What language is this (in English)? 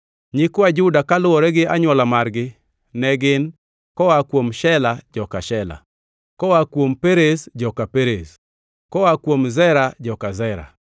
Luo (Kenya and Tanzania)